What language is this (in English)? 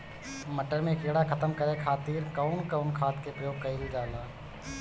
Bhojpuri